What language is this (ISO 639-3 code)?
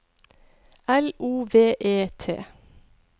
nor